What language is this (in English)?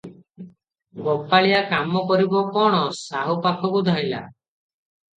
Odia